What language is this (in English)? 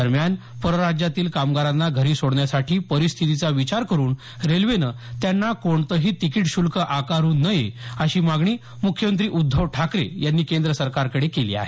Marathi